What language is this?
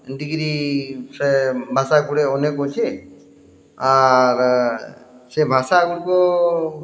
Odia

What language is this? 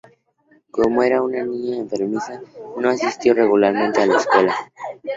Spanish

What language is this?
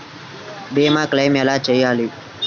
Telugu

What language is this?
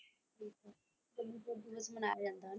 Punjabi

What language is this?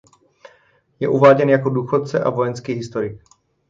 Czech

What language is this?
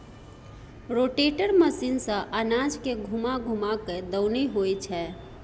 Maithili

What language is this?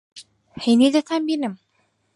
Central Kurdish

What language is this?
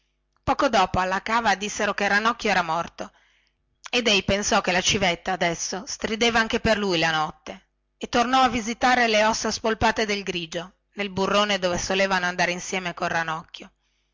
Italian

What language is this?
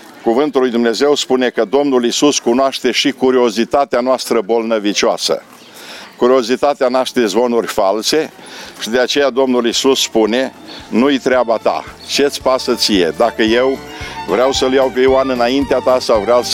Romanian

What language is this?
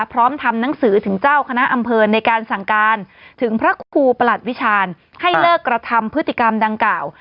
Thai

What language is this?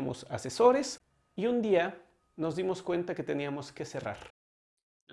Spanish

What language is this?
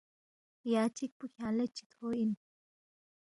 Balti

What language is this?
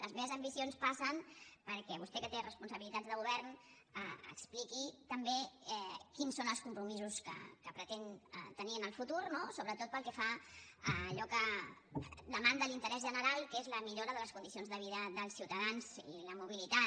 Catalan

